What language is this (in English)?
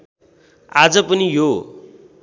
Nepali